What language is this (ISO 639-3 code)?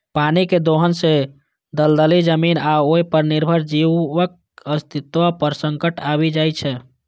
mai